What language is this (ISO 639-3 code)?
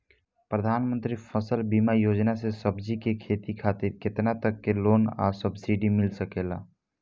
bho